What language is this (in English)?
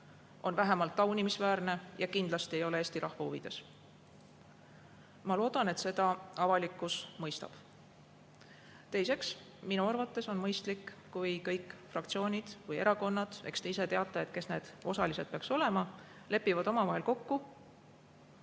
Estonian